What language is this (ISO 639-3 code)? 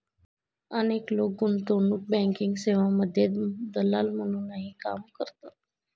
mar